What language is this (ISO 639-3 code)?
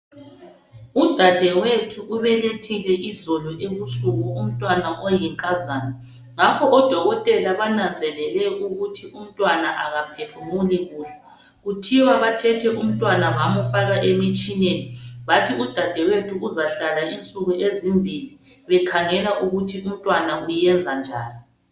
nde